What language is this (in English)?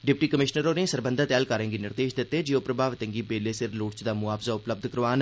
Dogri